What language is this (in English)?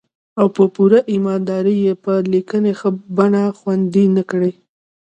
Pashto